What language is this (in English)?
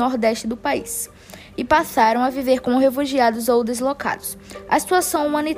Portuguese